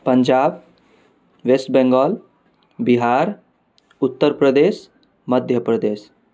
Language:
Maithili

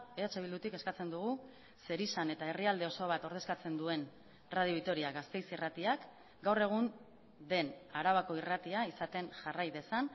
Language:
Basque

